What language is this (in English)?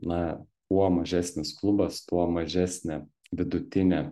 Lithuanian